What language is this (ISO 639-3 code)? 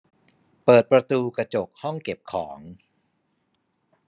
tha